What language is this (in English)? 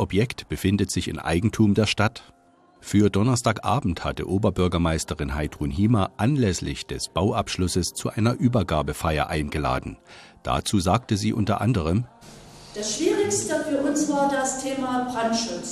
German